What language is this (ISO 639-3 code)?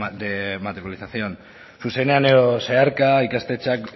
eus